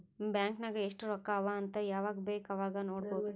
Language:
Kannada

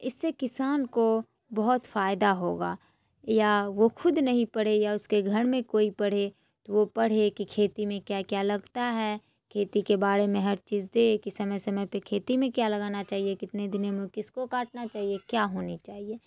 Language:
Urdu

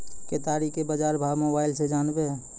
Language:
Maithili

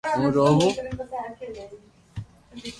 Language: Loarki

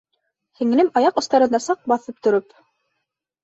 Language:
Bashkir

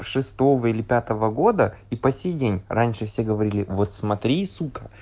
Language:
Russian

